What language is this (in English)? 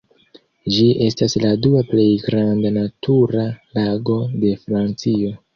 Esperanto